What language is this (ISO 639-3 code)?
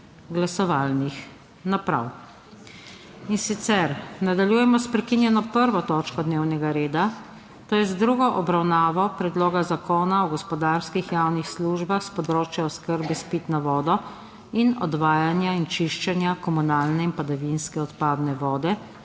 slv